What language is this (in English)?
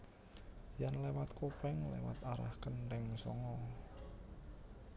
Javanese